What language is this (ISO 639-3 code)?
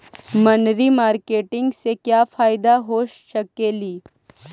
mag